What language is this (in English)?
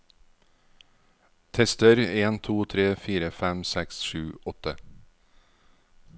Norwegian